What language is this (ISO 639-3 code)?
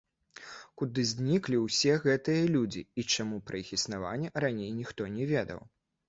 bel